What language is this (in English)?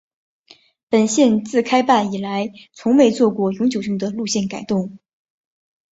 Chinese